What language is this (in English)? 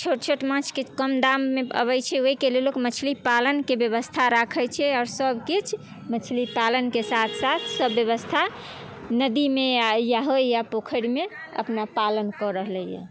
Maithili